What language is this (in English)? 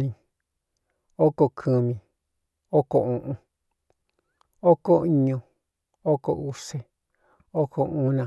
Cuyamecalco Mixtec